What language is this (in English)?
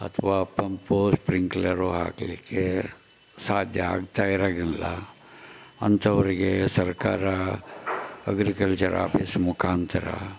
Kannada